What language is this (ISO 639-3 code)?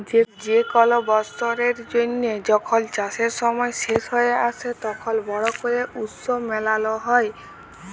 ben